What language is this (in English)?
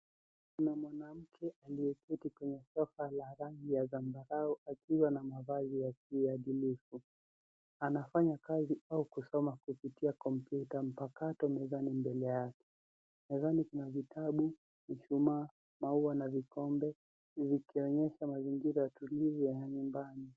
Swahili